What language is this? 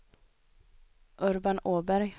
Swedish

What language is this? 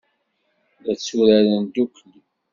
Kabyle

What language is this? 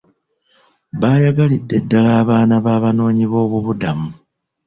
Ganda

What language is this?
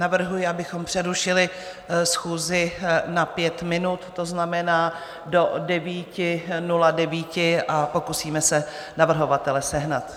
Czech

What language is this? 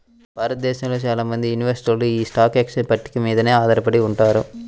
Telugu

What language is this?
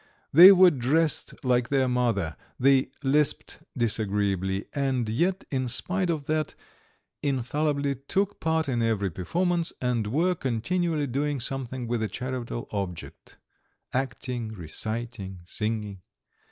English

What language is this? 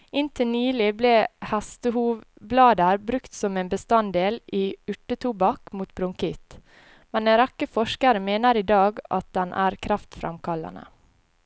Norwegian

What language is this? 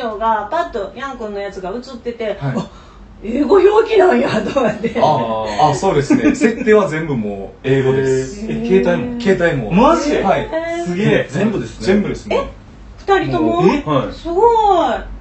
Japanese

